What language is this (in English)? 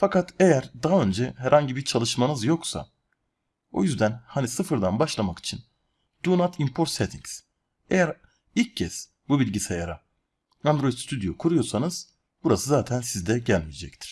Turkish